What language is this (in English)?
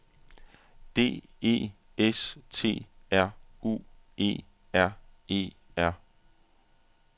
Danish